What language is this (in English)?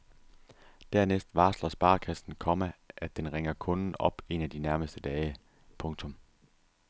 Danish